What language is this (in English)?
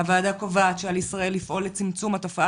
Hebrew